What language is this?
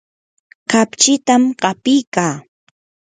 Yanahuanca Pasco Quechua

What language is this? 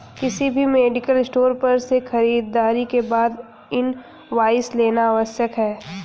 Hindi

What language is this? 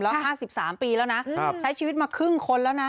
Thai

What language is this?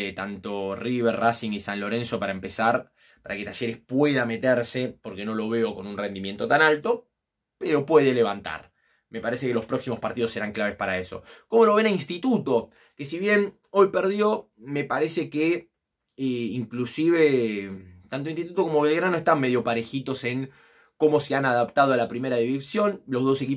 Spanish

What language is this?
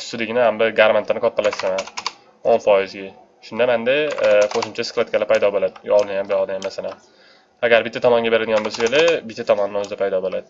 Turkish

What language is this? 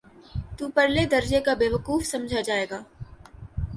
Urdu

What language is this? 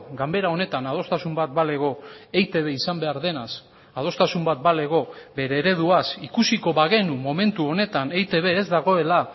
Basque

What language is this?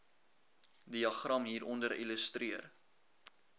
Afrikaans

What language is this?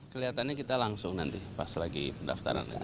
Indonesian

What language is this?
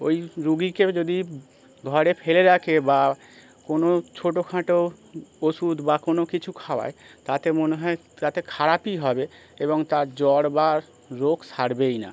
Bangla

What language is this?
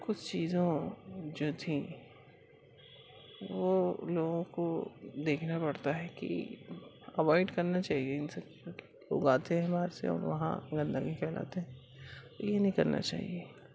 Urdu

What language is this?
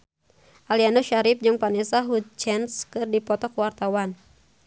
Sundanese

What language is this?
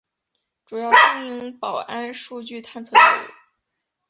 Chinese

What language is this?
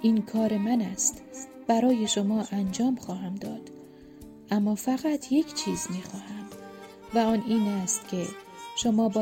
Persian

